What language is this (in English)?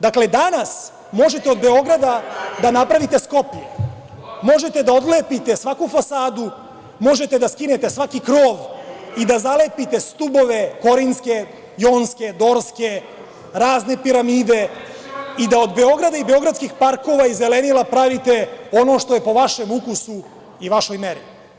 Serbian